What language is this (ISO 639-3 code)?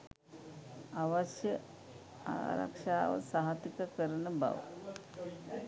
sin